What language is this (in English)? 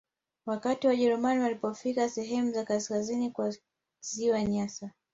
Swahili